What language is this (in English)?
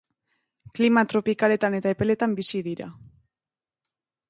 Basque